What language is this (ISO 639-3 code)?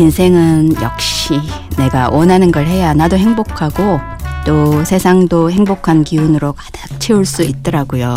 kor